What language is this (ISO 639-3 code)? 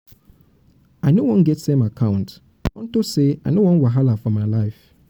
pcm